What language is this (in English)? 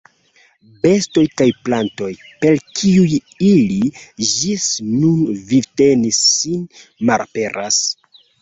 Esperanto